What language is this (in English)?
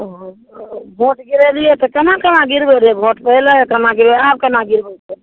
Maithili